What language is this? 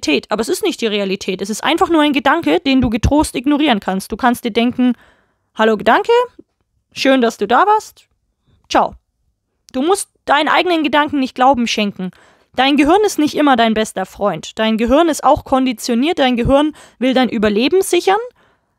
German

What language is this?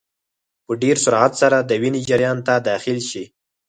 Pashto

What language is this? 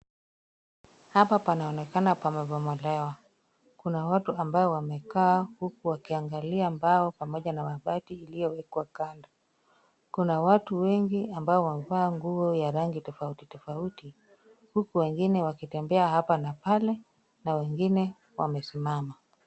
Swahili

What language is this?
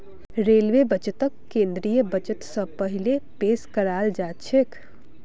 Magahi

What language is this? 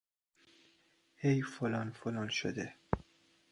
Persian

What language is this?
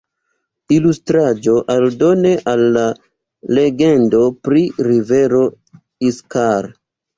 Esperanto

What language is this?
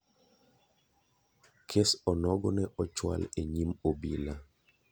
Luo (Kenya and Tanzania)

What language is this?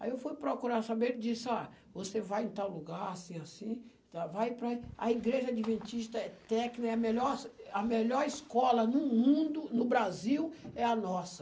Portuguese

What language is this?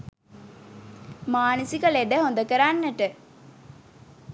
Sinhala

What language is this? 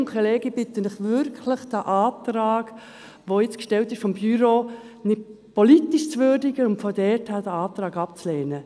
Swiss German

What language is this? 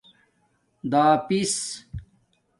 Domaaki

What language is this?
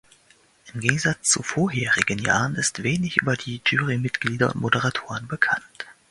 German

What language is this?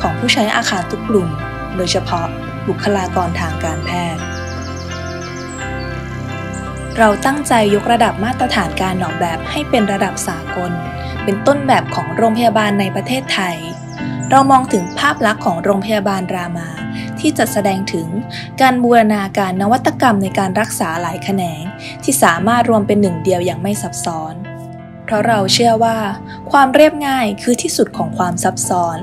Thai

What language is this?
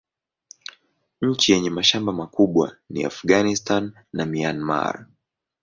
Swahili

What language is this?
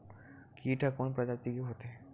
Chhattisgarhi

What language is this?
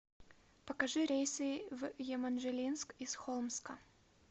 Russian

